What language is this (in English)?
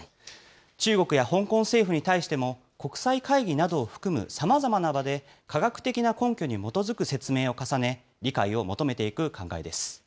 Japanese